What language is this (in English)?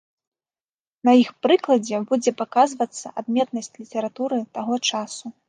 Belarusian